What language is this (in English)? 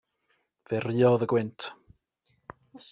Welsh